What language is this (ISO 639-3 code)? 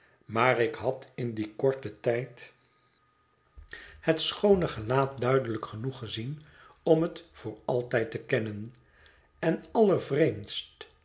nld